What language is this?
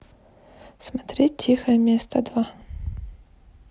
Russian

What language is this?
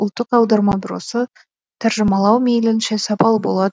Kazakh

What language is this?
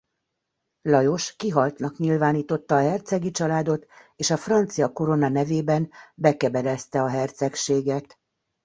Hungarian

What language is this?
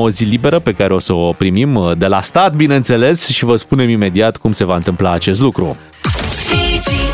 Romanian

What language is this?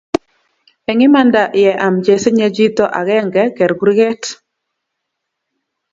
Kalenjin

